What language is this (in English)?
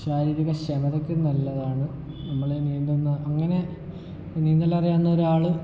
Malayalam